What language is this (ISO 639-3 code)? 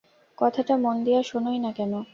ben